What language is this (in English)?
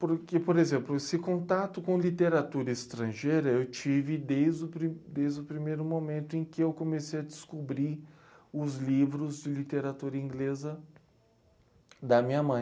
Portuguese